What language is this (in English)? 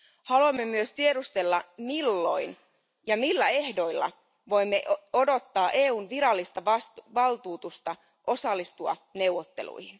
Finnish